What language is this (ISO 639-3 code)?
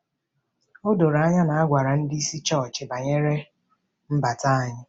ibo